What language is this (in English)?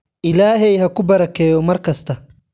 Somali